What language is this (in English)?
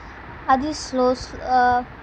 Telugu